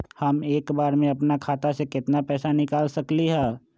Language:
Magahi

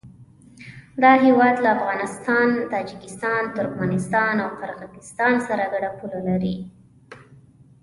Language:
Pashto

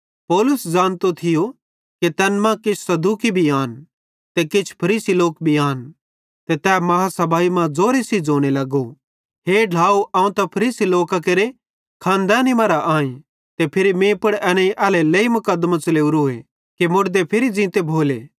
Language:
Bhadrawahi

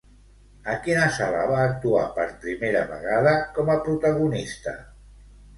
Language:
Catalan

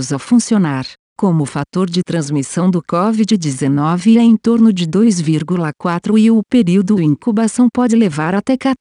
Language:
Portuguese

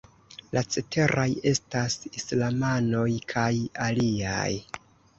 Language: Esperanto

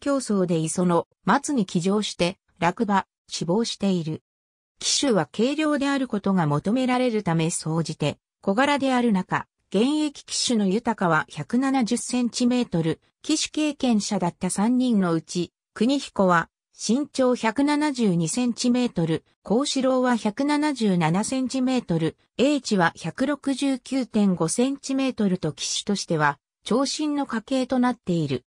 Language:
Japanese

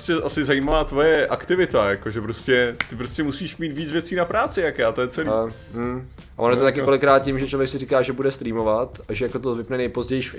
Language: Czech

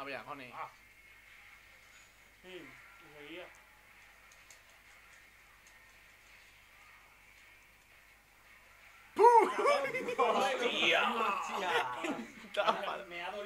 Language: Spanish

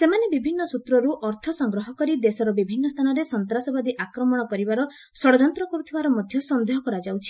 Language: Odia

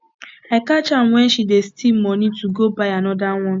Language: Nigerian Pidgin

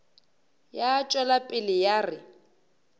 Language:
Northern Sotho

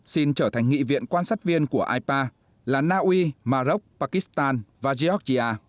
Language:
Vietnamese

